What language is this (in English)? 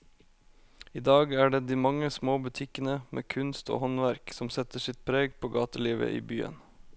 Norwegian